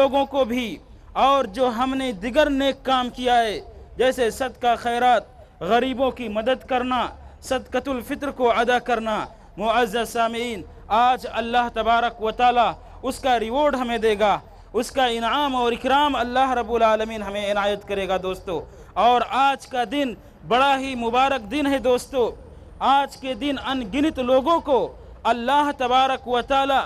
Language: Arabic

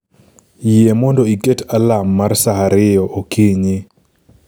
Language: Luo (Kenya and Tanzania)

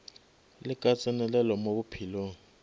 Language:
Northern Sotho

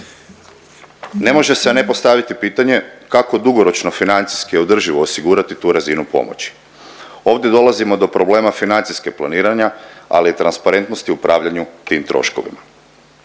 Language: Croatian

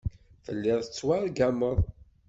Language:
Kabyle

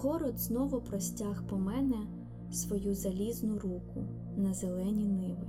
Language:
Ukrainian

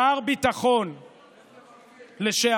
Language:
Hebrew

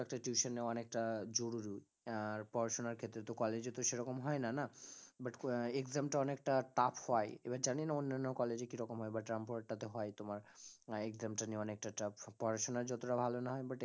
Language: Bangla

